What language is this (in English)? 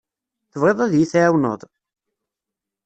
Kabyle